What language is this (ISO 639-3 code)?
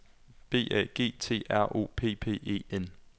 dan